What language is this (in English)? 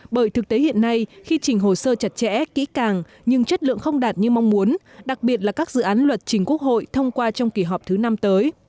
Vietnamese